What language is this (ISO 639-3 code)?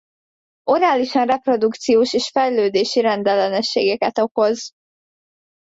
hun